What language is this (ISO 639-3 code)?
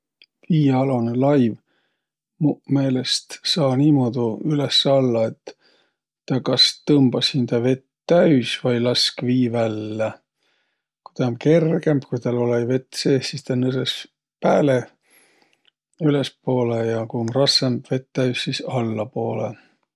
vro